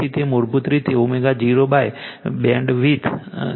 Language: Gujarati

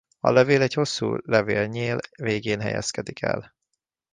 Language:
Hungarian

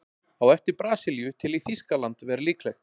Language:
Icelandic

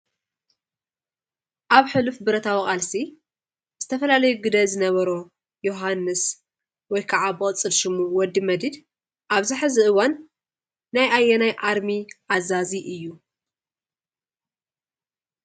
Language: Tigrinya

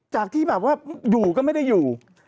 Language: Thai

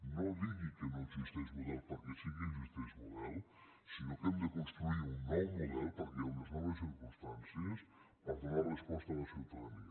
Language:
Catalan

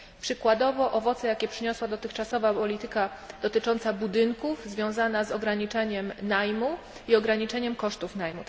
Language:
Polish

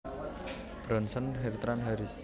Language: Javanese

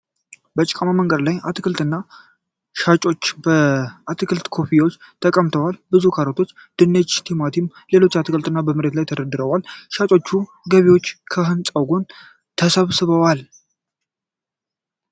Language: Amharic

